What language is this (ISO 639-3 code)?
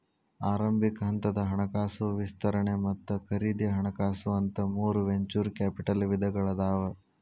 kan